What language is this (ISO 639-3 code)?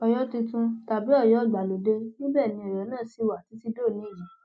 yor